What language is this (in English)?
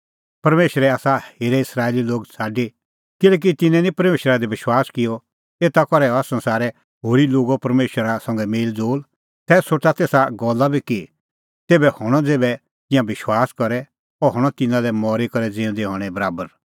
Kullu Pahari